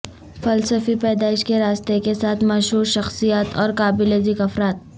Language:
Urdu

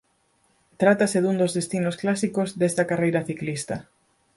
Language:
Galician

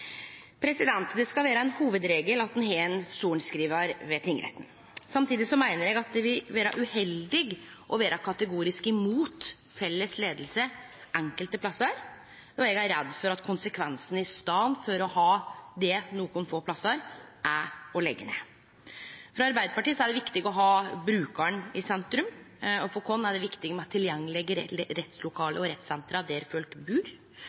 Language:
Norwegian Nynorsk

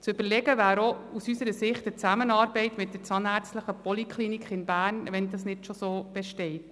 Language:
Swiss German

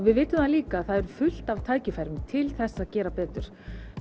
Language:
Icelandic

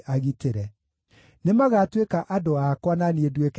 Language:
Kikuyu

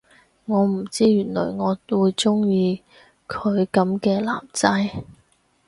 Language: Cantonese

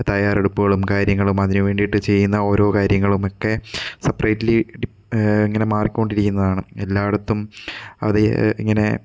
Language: Malayalam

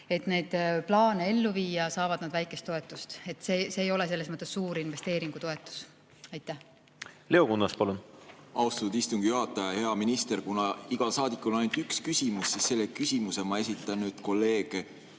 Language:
Estonian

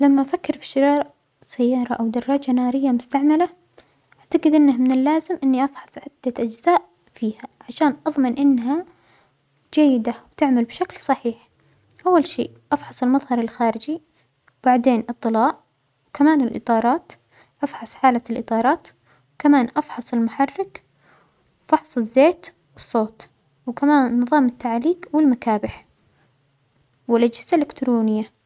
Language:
Omani Arabic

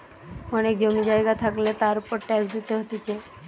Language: Bangla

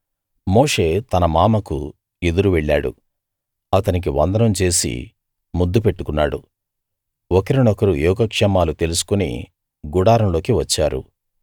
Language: Telugu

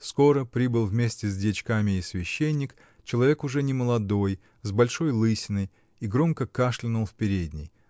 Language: Russian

